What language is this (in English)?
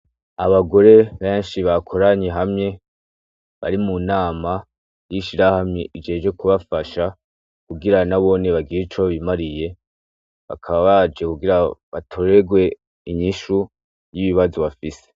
Rundi